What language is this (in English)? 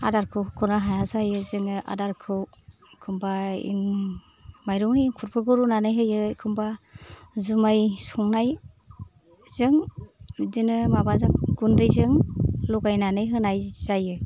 Bodo